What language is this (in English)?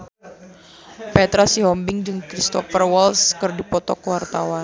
Sundanese